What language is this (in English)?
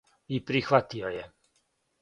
Serbian